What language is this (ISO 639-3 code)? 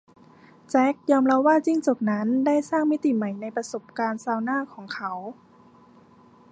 tha